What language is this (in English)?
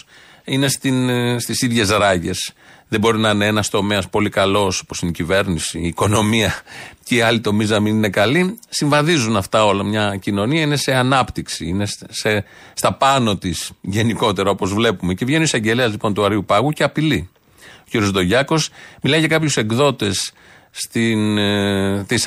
Greek